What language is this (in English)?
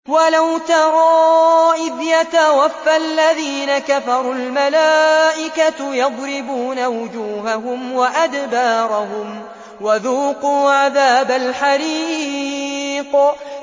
Arabic